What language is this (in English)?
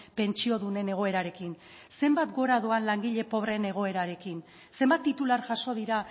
Basque